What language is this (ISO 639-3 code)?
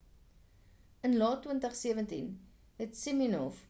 afr